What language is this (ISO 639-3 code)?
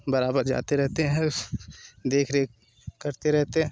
hin